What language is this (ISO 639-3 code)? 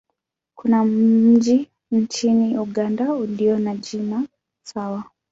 swa